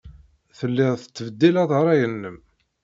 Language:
Kabyle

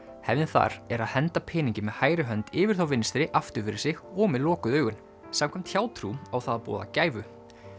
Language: Icelandic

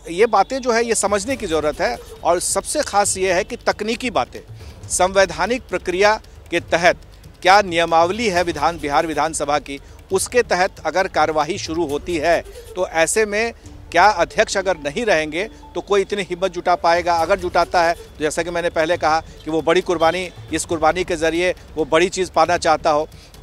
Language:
Hindi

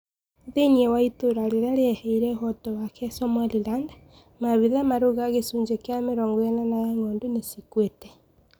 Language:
Kikuyu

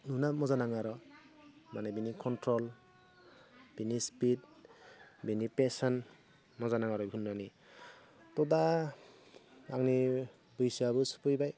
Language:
Bodo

